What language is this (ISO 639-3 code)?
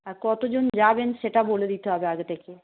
ben